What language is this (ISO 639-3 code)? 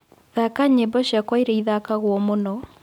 kik